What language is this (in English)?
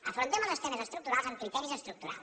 Catalan